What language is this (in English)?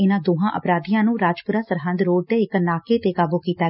Punjabi